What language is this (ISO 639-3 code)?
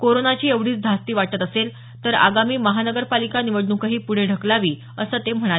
mar